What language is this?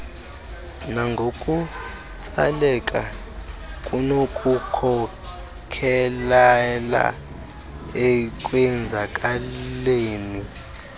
Xhosa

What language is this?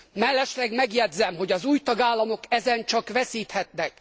Hungarian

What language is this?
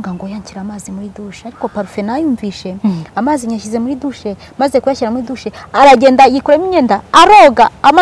Romanian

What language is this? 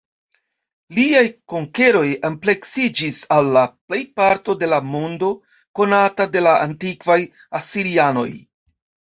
Esperanto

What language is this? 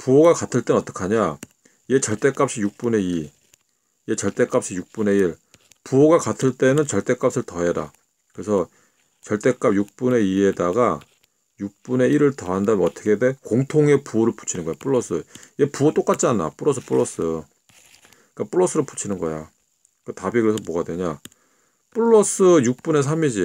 Korean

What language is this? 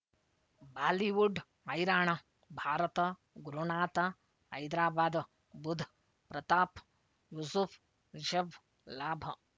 Kannada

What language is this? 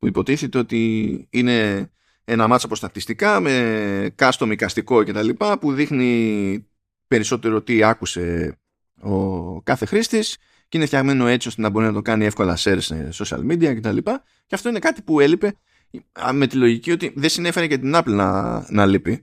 Greek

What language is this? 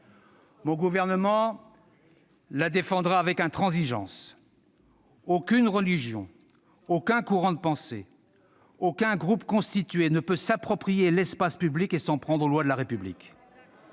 French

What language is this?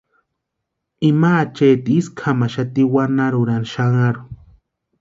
Western Highland Purepecha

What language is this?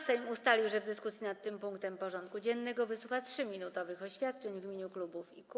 Polish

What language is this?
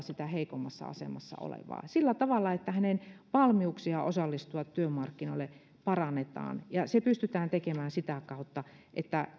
Finnish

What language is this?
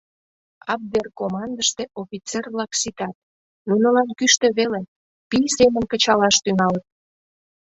Mari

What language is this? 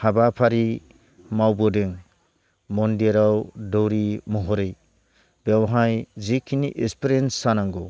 Bodo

